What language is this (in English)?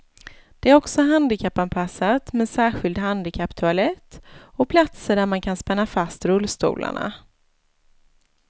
Swedish